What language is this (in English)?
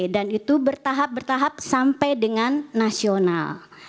Indonesian